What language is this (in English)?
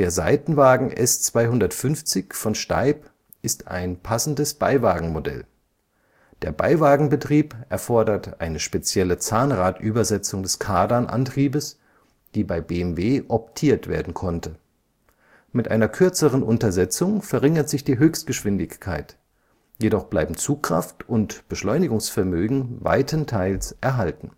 German